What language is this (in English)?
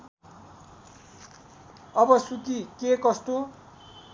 Nepali